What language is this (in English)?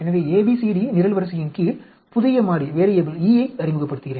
Tamil